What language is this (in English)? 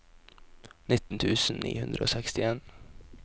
Norwegian